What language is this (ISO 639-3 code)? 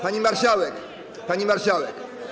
pol